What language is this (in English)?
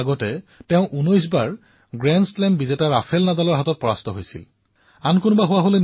Assamese